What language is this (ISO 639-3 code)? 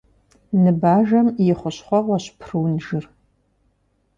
kbd